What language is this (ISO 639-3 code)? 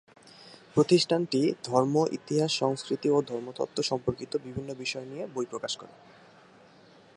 ben